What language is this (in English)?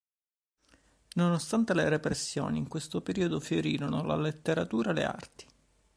Italian